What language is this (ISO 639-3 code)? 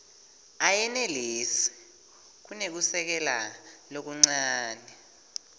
ssw